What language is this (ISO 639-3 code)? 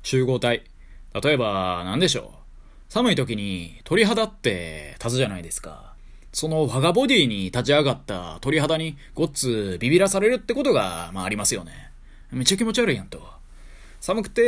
jpn